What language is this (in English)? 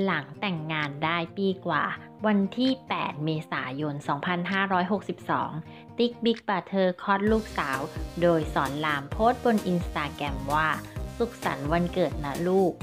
Thai